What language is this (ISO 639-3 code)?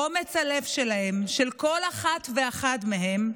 heb